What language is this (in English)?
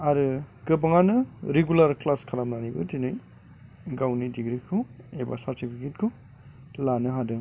Bodo